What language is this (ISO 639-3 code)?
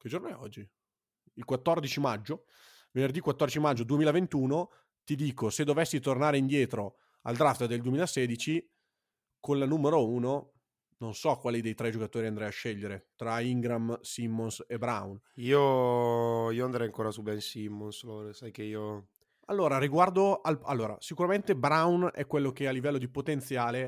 ita